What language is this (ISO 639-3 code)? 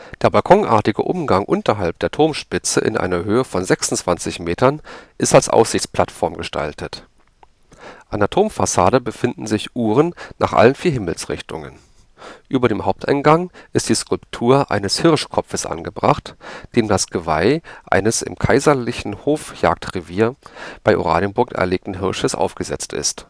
deu